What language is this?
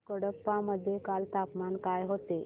Marathi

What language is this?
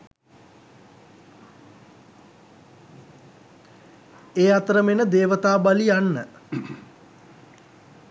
Sinhala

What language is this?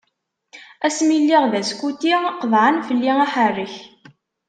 Kabyle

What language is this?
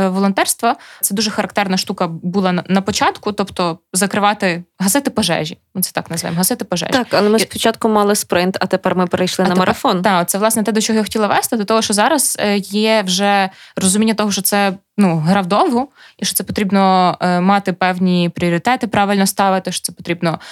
Ukrainian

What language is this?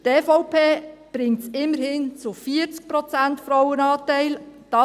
Swiss German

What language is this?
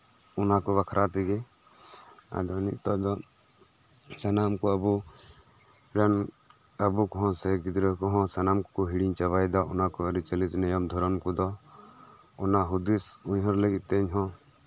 Santali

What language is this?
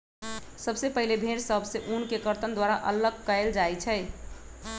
Magahi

